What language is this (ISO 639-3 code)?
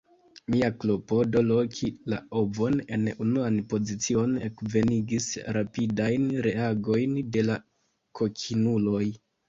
epo